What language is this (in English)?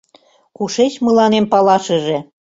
Mari